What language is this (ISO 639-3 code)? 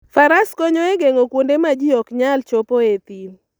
luo